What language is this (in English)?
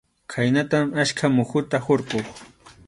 Arequipa-La Unión Quechua